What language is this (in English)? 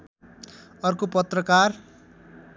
Nepali